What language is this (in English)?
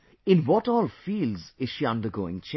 English